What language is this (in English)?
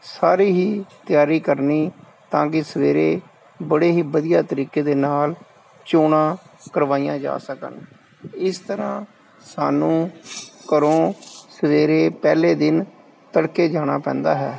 Punjabi